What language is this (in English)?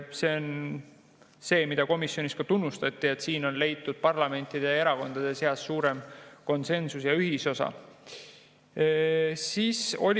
Estonian